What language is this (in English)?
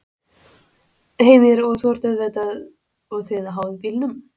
Icelandic